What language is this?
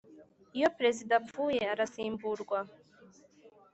Kinyarwanda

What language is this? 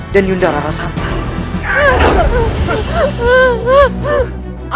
Indonesian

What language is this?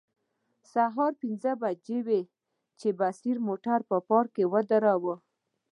Pashto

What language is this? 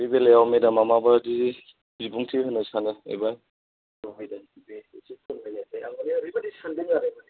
Bodo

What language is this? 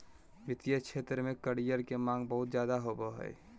Magahi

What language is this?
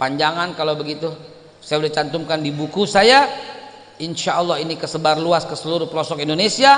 Indonesian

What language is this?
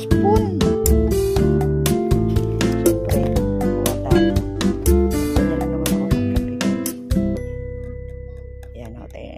Filipino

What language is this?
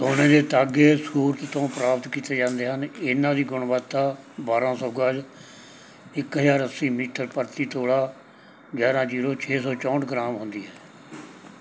Punjabi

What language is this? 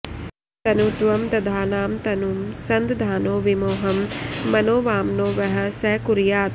Sanskrit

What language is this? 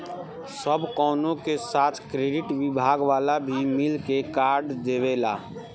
Bhojpuri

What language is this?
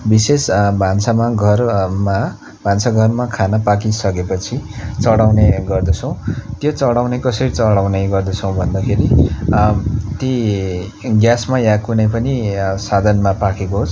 Nepali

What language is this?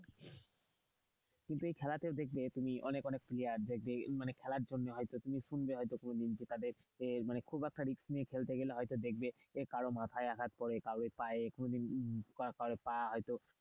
Bangla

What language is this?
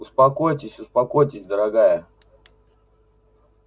Russian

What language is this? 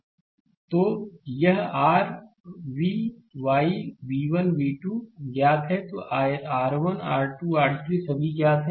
Hindi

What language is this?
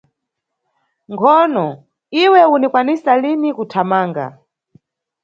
Nyungwe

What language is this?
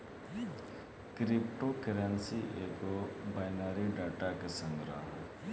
Bhojpuri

